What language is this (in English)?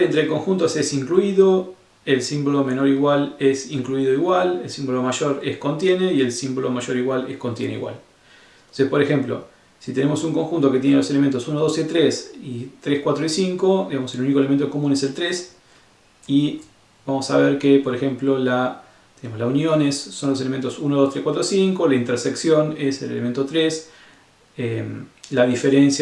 Spanish